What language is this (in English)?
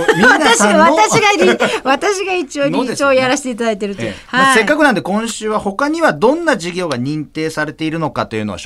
Japanese